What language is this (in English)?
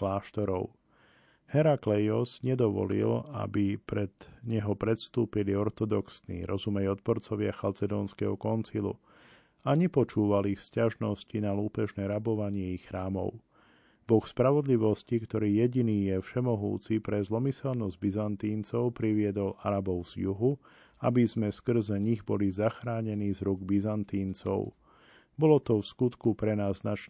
Slovak